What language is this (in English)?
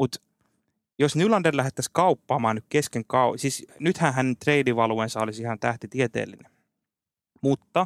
Finnish